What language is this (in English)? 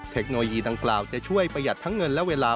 Thai